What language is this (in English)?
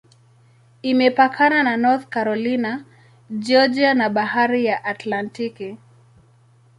Swahili